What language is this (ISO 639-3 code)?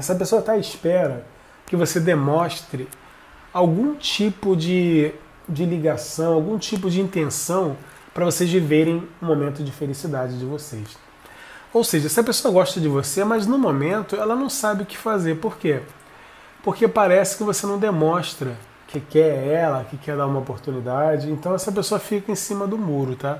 por